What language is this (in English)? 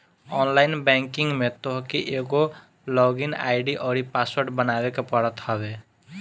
Bhojpuri